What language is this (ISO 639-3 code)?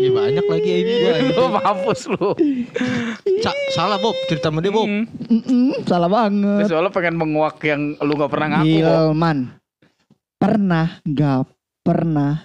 ind